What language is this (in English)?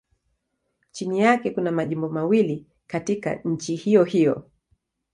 Swahili